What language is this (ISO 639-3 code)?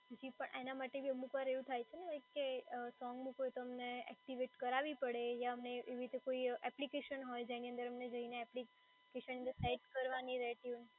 guj